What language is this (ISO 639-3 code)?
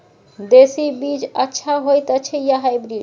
mai